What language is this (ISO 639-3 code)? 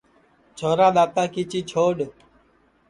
ssi